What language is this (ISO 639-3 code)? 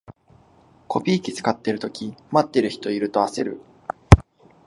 jpn